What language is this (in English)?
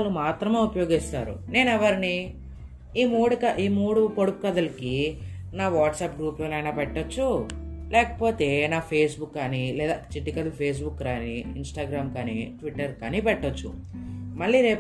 Telugu